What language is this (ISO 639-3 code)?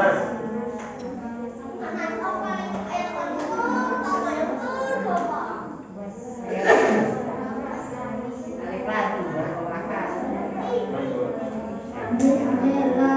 ind